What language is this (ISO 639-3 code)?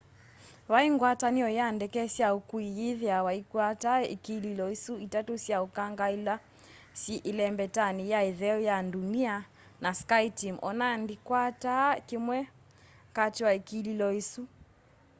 kam